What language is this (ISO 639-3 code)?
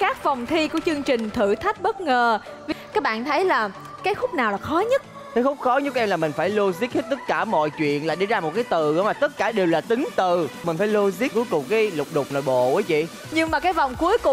vie